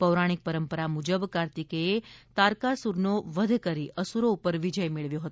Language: Gujarati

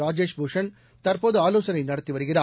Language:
Tamil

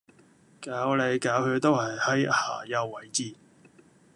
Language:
Cantonese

